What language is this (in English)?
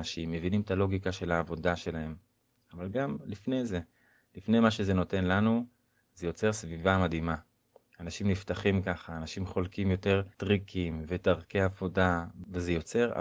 Hebrew